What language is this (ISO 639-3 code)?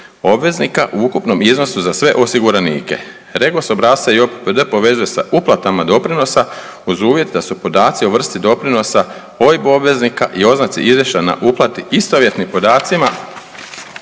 hrv